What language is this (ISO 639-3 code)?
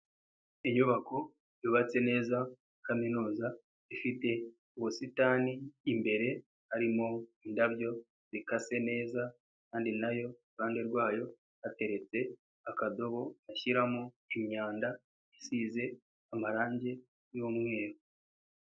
kin